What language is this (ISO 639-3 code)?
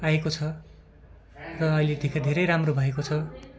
nep